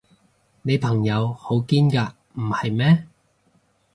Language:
Cantonese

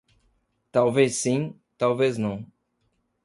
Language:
Portuguese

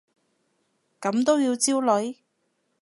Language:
Cantonese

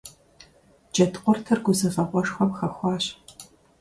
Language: Kabardian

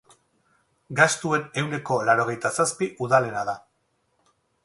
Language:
Basque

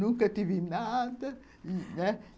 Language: Portuguese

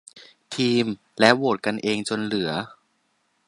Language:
Thai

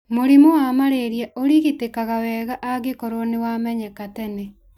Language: Kikuyu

